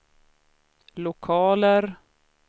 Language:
Swedish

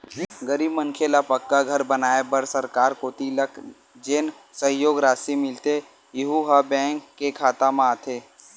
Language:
Chhattisgarhi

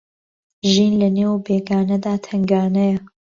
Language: Central Kurdish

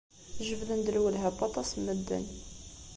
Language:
Kabyle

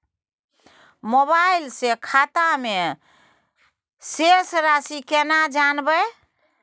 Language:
Maithili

